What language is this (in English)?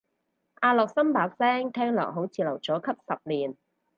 Cantonese